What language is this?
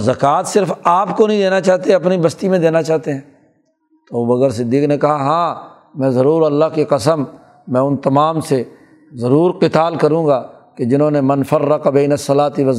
Urdu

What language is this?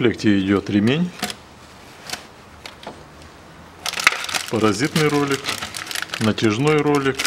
Russian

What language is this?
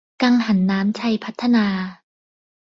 Thai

